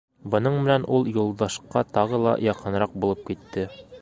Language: Bashkir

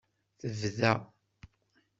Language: Kabyle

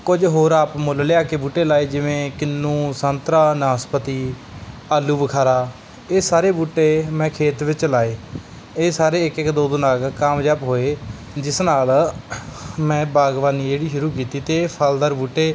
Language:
Punjabi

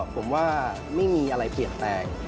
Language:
Thai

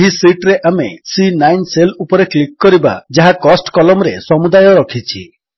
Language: Odia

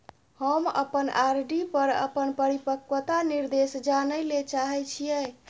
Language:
Maithili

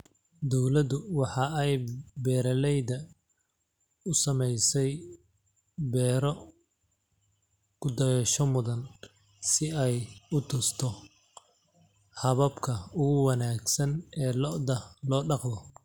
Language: Somali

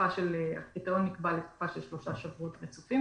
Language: Hebrew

